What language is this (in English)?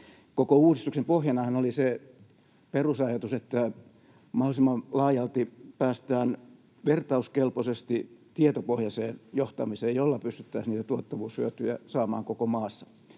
Finnish